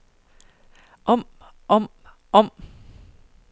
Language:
Danish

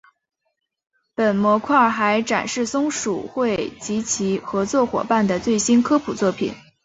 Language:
Chinese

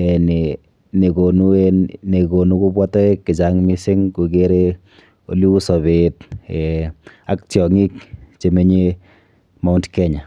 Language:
Kalenjin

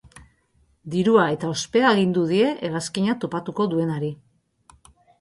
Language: Basque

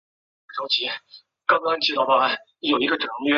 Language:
Chinese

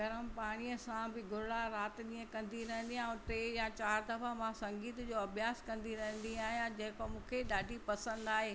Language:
Sindhi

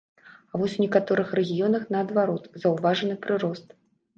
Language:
Belarusian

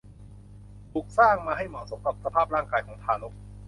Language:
Thai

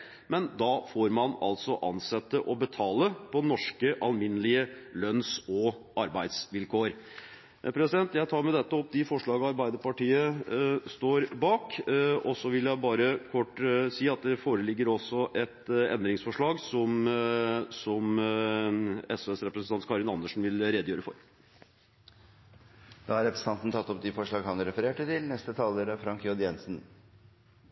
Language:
Norwegian Bokmål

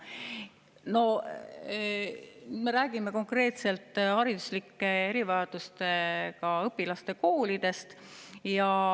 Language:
Estonian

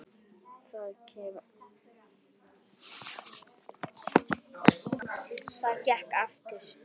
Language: Icelandic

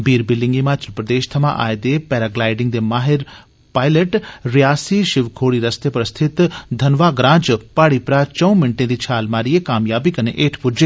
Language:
Dogri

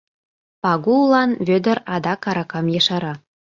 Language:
Mari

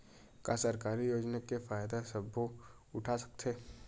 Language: Chhattisgarhi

